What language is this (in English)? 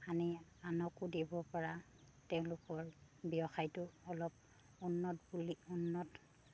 Assamese